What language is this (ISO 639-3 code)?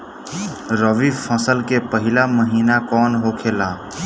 bho